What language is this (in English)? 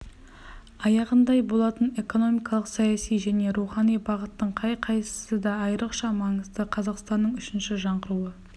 Kazakh